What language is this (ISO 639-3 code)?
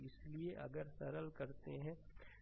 hin